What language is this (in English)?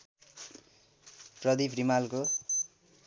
Nepali